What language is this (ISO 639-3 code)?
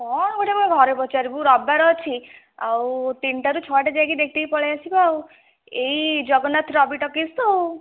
ori